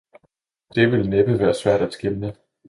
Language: Danish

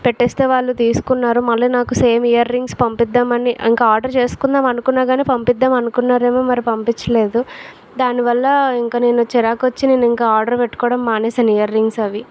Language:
Telugu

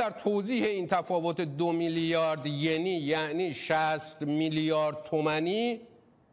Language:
Persian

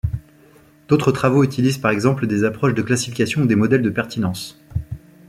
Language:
French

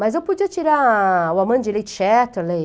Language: Portuguese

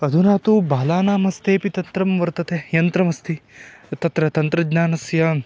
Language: Sanskrit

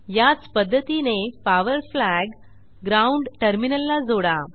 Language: Marathi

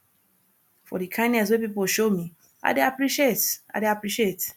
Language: Nigerian Pidgin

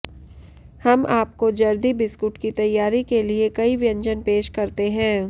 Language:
Hindi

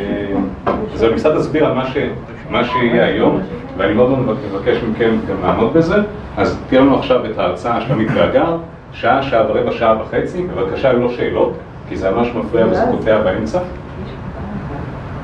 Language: Hebrew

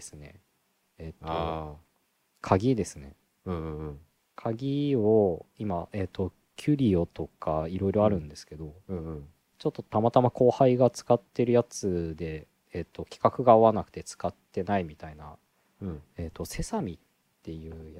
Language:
Japanese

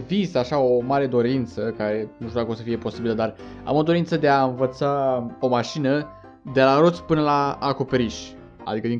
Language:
Romanian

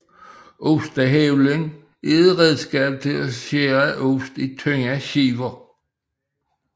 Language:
Danish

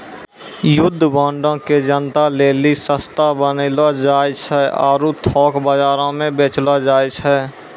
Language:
Maithili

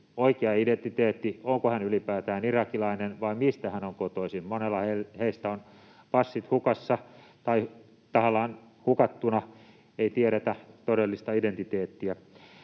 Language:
Finnish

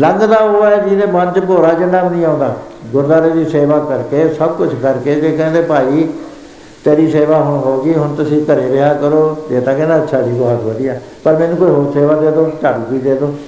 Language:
Punjabi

